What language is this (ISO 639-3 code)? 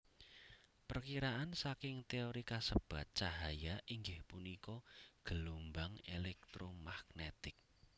jav